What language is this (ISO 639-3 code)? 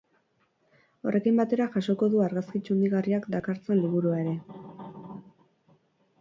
eus